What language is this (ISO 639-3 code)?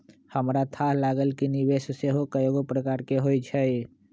mag